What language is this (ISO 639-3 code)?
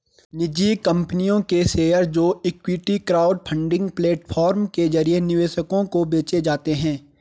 hin